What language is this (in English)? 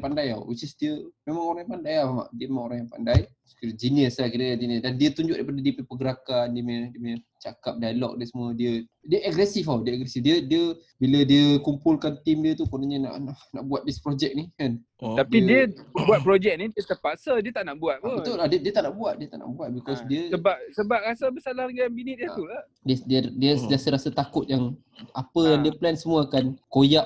Malay